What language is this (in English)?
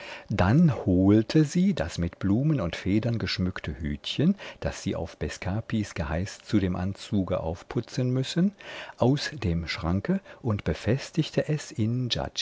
German